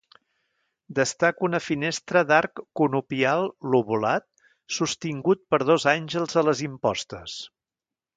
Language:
Catalan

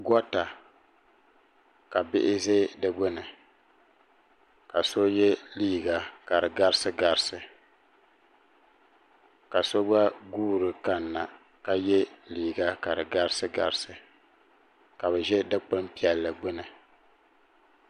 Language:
Dagbani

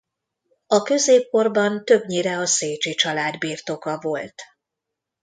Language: Hungarian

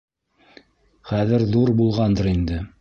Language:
Bashkir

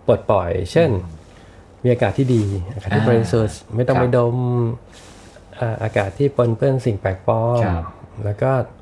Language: Thai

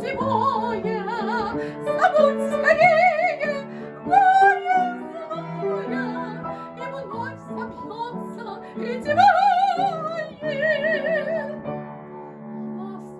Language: Spanish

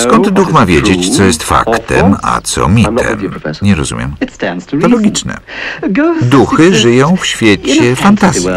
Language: Polish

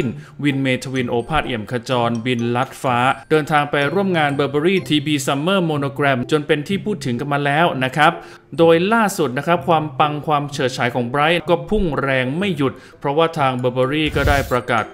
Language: Thai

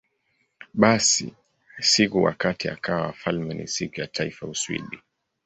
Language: Swahili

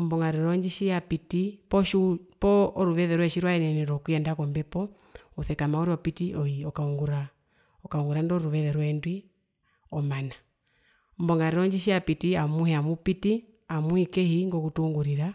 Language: Herero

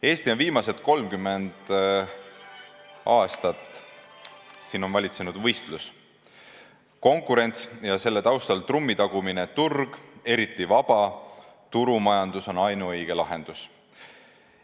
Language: Estonian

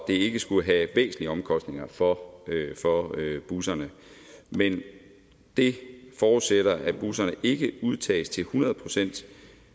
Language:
Danish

